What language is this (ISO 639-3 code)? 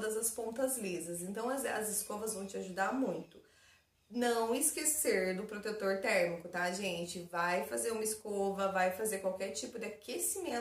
por